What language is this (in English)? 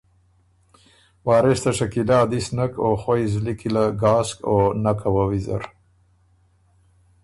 Ormuri